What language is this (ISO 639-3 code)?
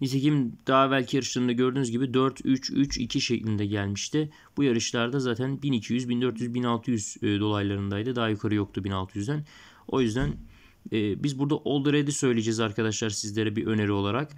tur